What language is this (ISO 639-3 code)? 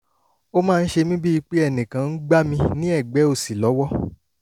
yor